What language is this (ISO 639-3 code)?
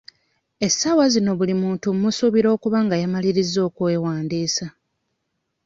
lug